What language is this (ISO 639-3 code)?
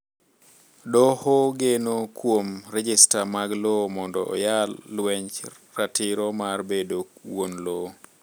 luo